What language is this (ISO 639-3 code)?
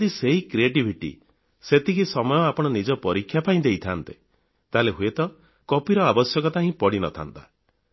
ori